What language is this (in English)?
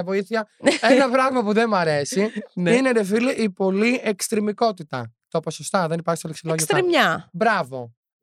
Greek